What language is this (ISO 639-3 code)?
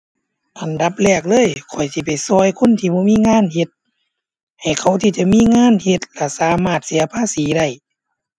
tha